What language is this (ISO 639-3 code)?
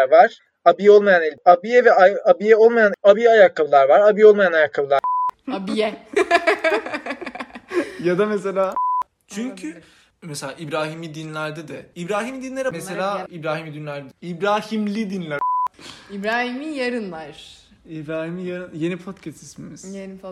tur